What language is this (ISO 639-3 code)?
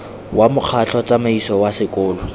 tsn